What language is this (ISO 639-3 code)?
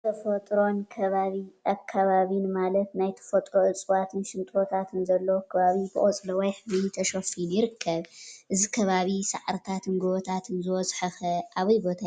tir